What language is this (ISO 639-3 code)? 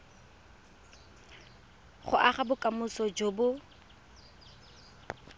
tsn